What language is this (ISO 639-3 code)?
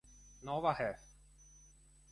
ita